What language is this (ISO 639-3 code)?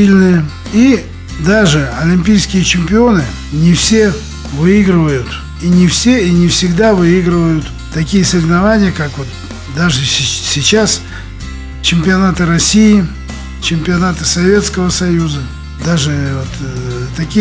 rus